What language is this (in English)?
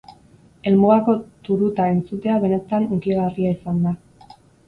Basque